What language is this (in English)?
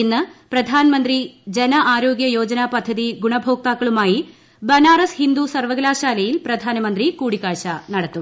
Malayalam